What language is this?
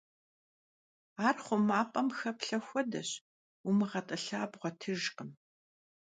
Kabardian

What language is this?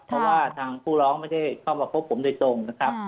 Thai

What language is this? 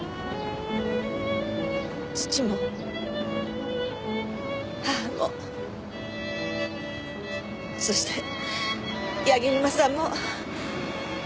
Japanese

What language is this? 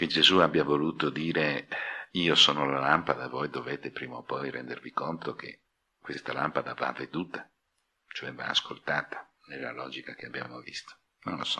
Italian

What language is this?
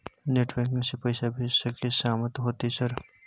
Maithili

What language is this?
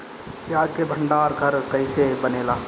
Bhojpuri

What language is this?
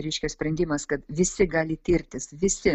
Lithuanian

